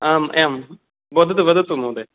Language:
Sanskrit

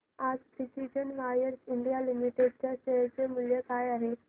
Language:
Marathi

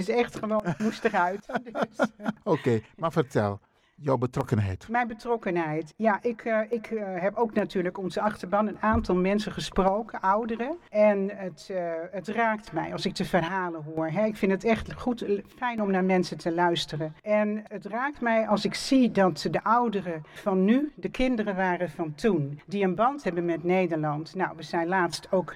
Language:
Dutch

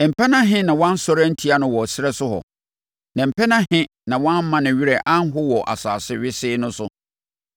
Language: Akan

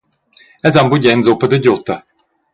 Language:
Romansh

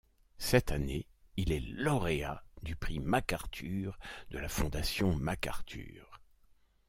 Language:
French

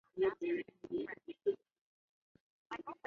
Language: Chinese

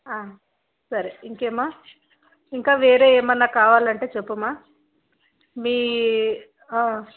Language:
Telugu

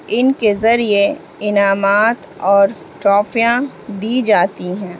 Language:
Urdu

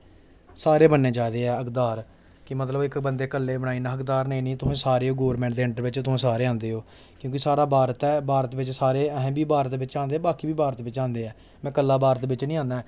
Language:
Dogri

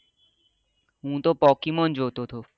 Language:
Gujarati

